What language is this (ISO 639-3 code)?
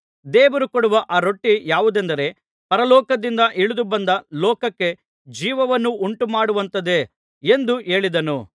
kan